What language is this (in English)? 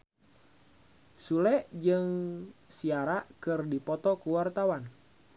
Sundanese